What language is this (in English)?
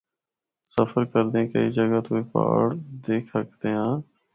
Northern Hindko